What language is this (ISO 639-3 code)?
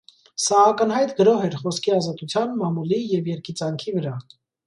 hye